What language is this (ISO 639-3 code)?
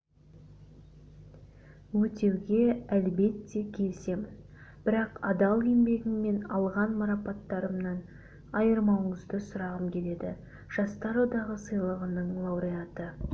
kaz